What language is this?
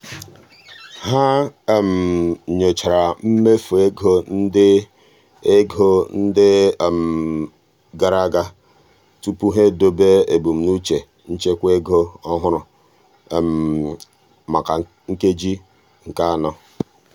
Igbo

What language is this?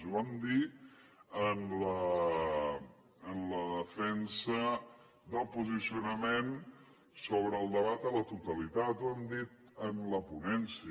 Catalan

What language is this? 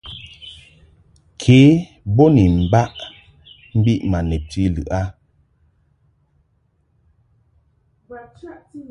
Mungaka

